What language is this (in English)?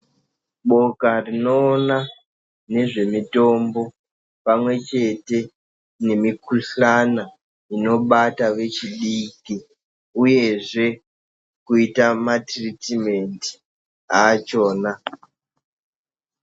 Ndau